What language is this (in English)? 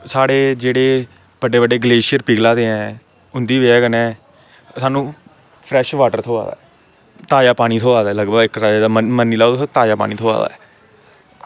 Dogri